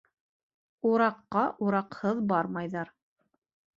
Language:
Bashkir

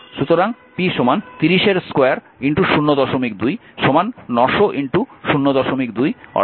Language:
Bangla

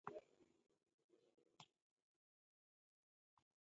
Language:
Taita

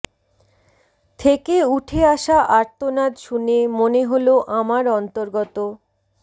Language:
Bangla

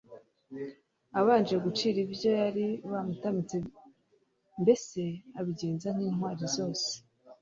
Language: Kinyarwanda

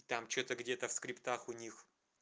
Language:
Russian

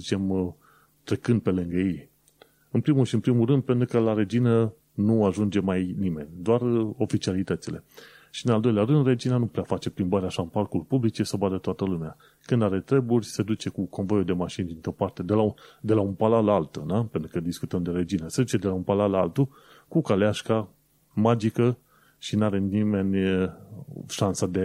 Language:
Romanian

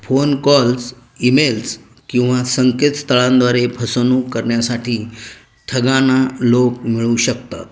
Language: Marathi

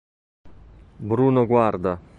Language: Italian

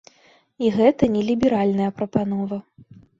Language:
Belarusian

